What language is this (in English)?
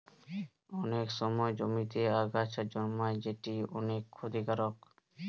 Bangla